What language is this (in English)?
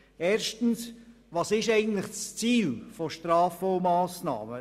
Swiss German